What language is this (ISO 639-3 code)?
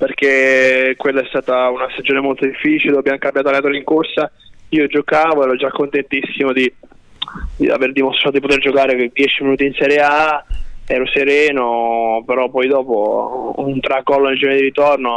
ita